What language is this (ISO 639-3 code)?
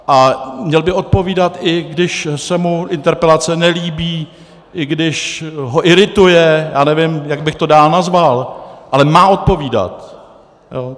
ces